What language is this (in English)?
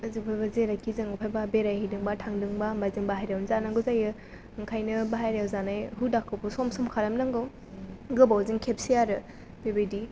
Bodo